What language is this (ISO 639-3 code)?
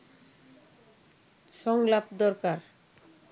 ben